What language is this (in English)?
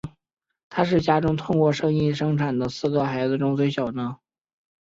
Chinese